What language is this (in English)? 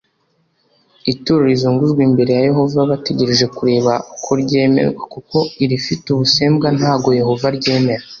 Kinyarwanda